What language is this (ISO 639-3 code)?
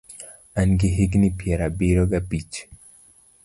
luo